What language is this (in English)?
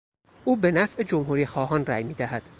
Persian